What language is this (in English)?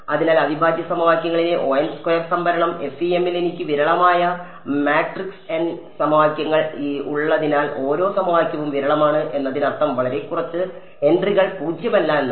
Malayalam